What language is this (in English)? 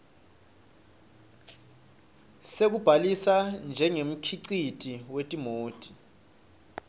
Swati